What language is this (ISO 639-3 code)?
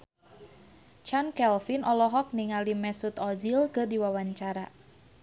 sun